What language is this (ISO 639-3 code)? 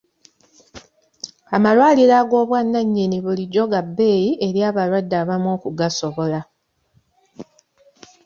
lug